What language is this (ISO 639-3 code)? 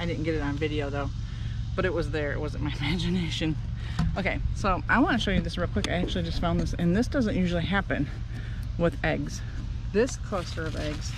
eng